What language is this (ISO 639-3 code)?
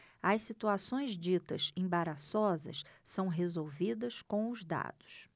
por